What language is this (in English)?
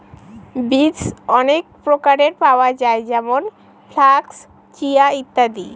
Bangla